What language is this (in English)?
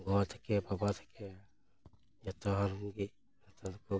Santali